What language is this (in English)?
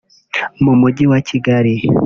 Kinyarwanda